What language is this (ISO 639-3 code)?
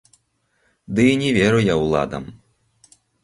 bel